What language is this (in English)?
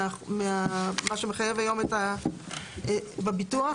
Hebrew